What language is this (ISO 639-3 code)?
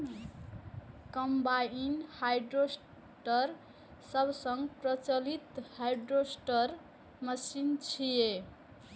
mai